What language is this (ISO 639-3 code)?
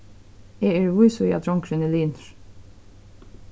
fao